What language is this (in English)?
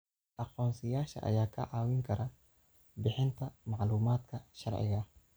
Somali